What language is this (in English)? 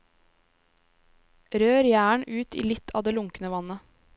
Norwegian